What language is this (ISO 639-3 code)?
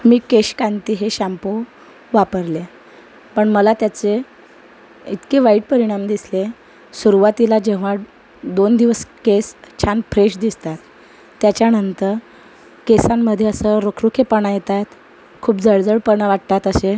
mar